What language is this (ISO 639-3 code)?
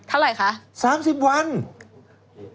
tha